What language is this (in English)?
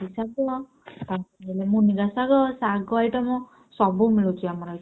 Odia